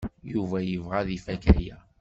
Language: Kabyle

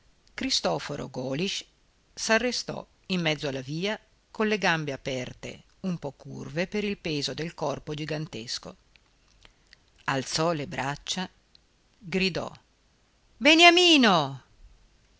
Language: Italian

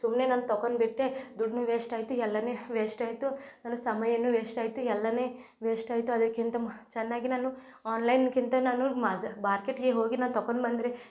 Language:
Kannada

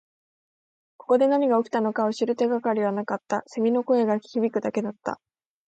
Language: Japanese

